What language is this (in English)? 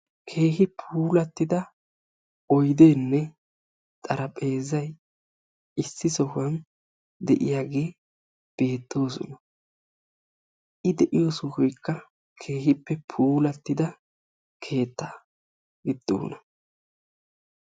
Wolaytta